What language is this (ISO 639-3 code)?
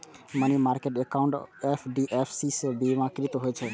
mai